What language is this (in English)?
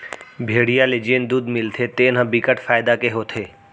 Chhattisgarhi